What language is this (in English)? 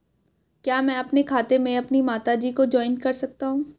Hindi